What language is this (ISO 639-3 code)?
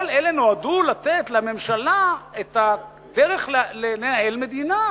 heb